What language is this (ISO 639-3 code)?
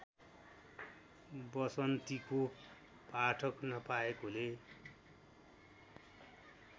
nep